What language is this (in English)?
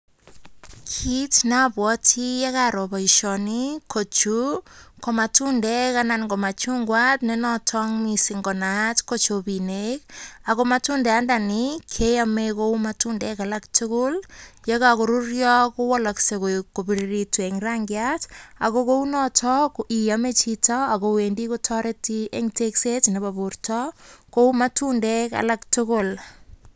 Kalenjin